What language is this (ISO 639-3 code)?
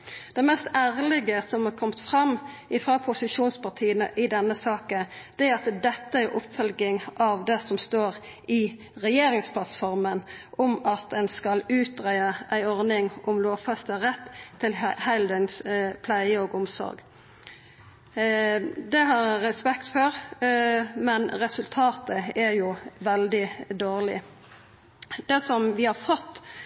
nno